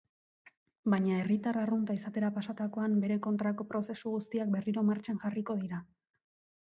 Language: Basque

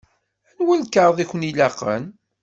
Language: Kabyle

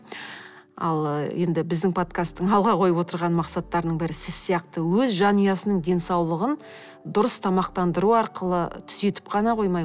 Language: Kazakh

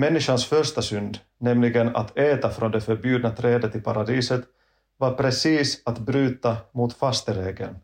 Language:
Swedish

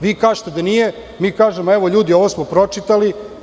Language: Serbian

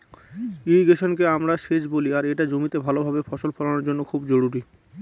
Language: Bangla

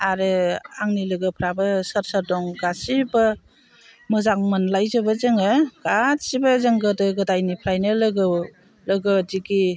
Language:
Bodo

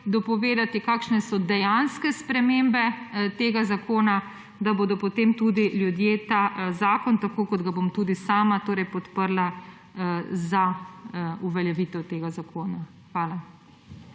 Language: Slovenian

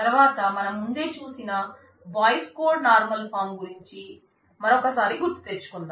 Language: Telugu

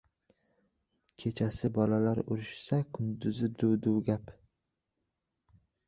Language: Uzbek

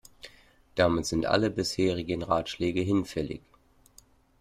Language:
German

